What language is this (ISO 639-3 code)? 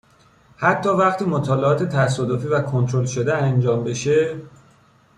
fas